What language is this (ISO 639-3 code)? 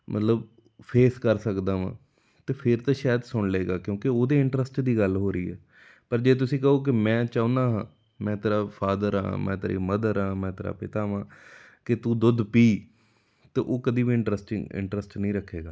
pan